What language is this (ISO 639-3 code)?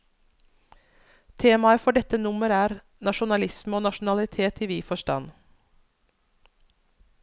nor